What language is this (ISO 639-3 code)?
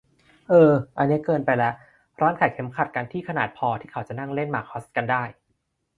tha